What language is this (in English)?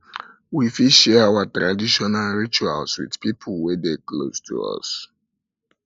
Nigerian Pidgin